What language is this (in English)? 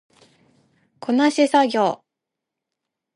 Japanese